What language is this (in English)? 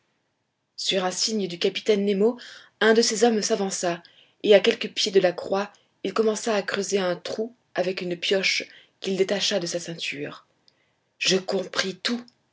French